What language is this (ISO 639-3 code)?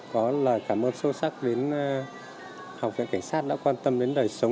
vie